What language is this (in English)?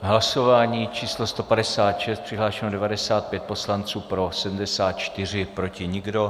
Czech